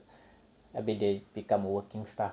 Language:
English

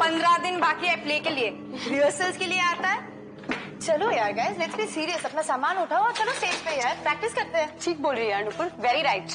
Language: Hindi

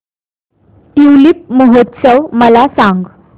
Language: Marathi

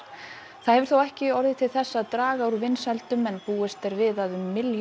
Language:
Icelandic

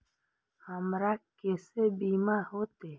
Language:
Maithili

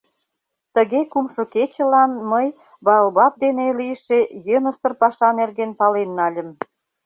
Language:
Mari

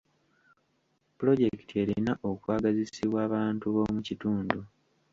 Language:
Ganda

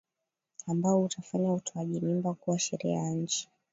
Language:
Swahili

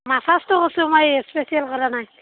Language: Assamese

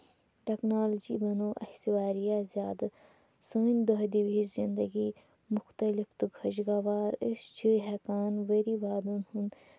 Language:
Kashmiri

